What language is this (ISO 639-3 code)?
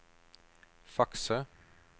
nor